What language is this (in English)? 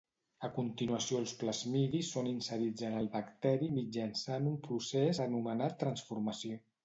Catalan